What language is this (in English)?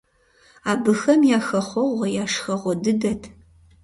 Kabardian